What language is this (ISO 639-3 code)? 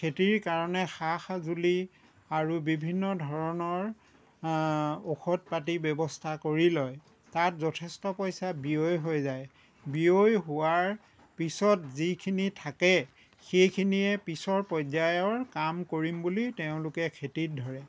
asm